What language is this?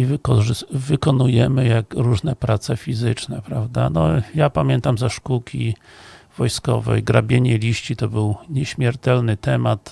Polish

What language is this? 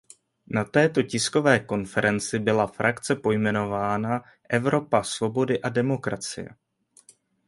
Czech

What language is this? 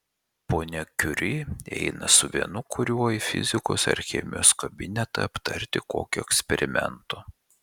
Lithuanian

